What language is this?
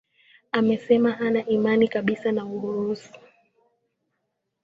Swahili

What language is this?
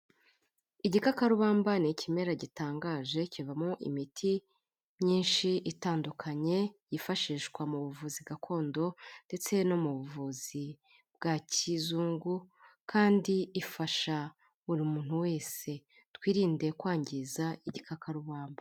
Kinyarwanda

